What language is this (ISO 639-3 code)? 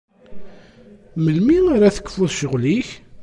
kab